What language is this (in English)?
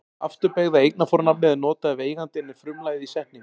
Icelandic